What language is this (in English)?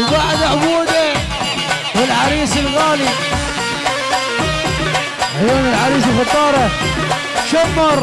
Arabic